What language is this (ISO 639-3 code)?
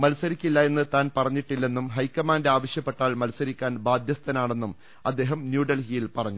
mal